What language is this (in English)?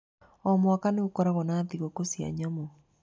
Kikuyu